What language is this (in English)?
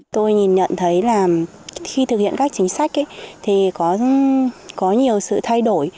Vietnamese